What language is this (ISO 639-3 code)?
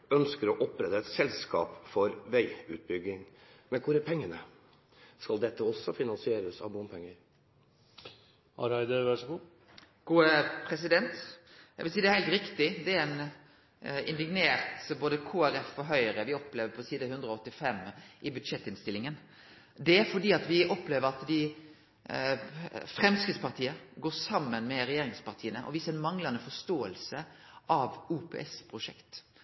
nor